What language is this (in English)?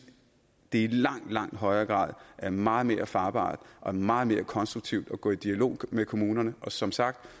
Danish